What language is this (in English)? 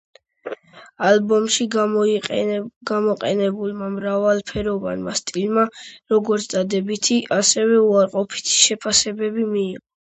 Georgian